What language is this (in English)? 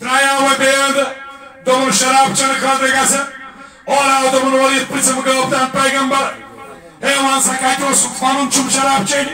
Romanian